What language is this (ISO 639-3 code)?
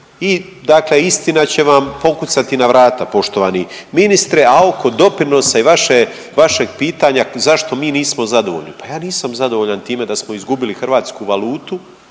hrv